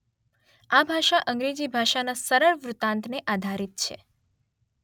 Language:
Gujarati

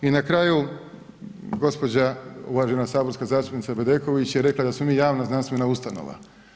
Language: Croatian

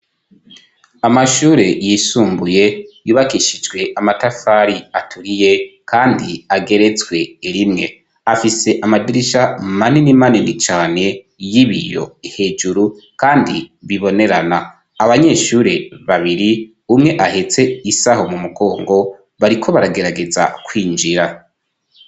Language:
Rundi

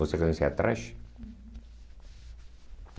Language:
Portuguese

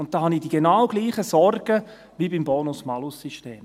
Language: Swiss German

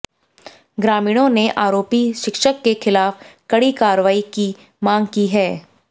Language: Hindi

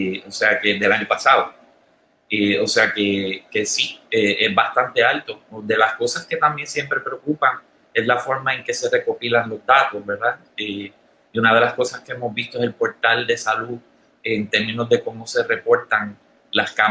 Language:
Spanish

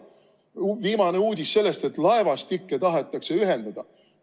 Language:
Estonian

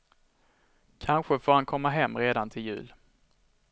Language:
Swedish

